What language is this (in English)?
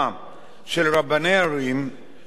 Hebrew